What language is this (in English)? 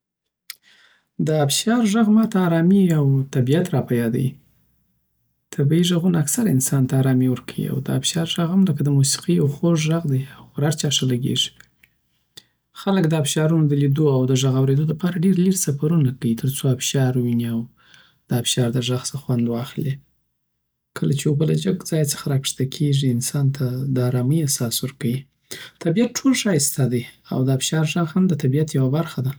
Southern Pashto